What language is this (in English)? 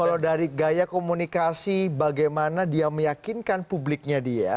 Indonesian